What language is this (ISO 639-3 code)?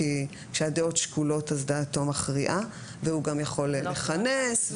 heb